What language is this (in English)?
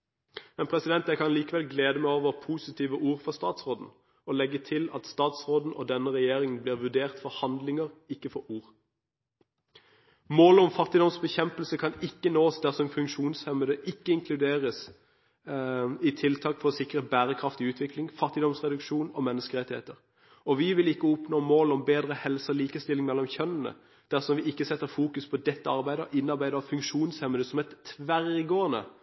Norwegian Bokmål